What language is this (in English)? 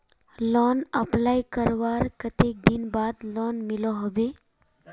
Magahi